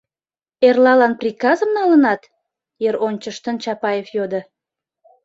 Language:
Mari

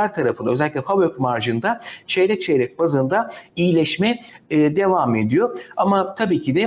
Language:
Turkish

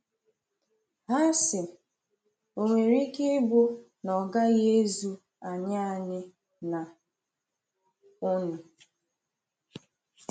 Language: Igbo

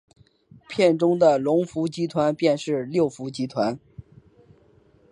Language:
Chinese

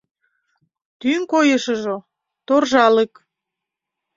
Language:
Mari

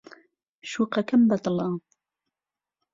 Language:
Central Kurdish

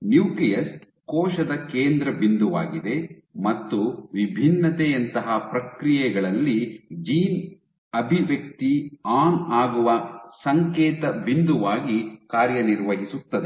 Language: Kannada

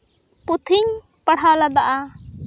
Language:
Santali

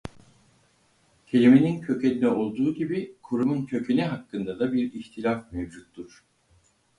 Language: Turkish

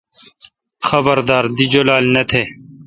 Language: Kalkoti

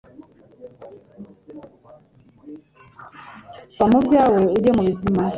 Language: Kinyarwanda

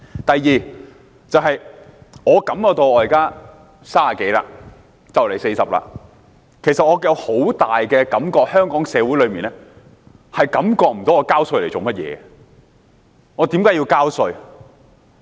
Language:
Cantonese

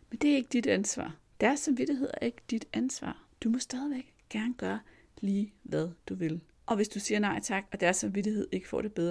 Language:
Danish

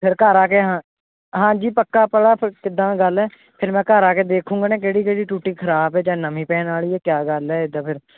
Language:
Punjabi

